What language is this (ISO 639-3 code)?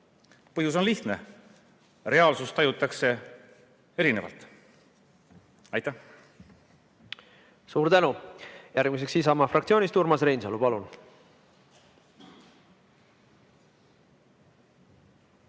est